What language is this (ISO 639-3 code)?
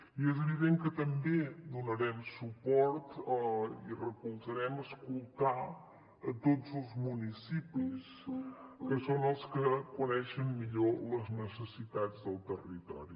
cat